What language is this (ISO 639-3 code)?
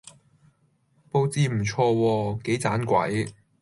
yue